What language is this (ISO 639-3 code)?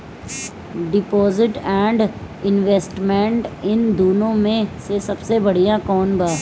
bho